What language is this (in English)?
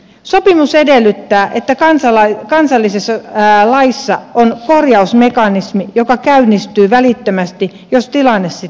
Finnish